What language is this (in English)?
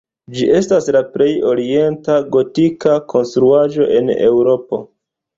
Esperanto